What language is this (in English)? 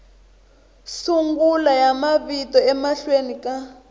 Tsonga